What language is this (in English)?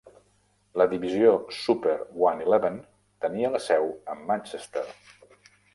Catalan